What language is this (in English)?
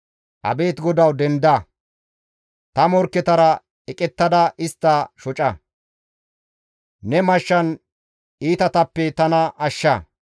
Gamo